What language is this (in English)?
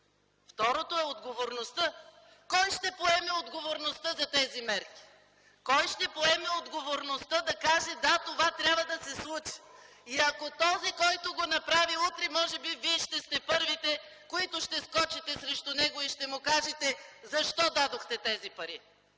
Bulgarian